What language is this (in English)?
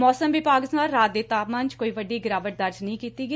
Punjabi